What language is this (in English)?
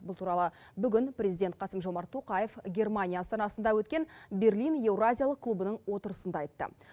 Kazakh